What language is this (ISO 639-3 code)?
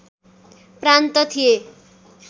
nep